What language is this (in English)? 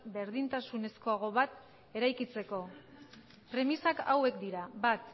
Basque